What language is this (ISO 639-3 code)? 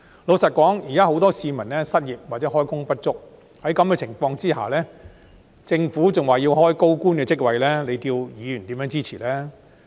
yue